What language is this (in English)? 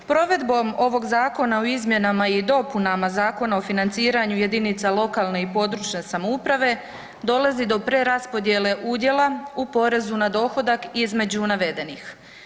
Croatian